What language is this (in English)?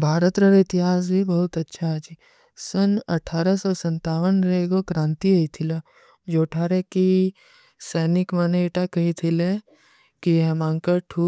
Kui (India)